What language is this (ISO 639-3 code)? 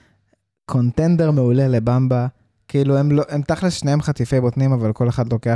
heb